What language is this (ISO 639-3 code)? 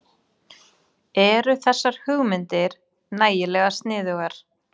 isl